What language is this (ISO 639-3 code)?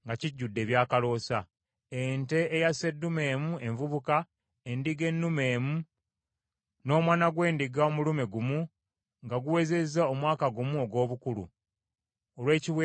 lug